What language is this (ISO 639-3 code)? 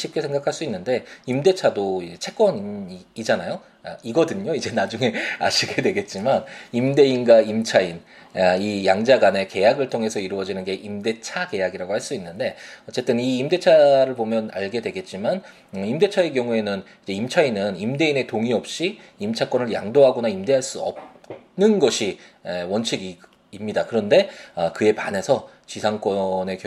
kor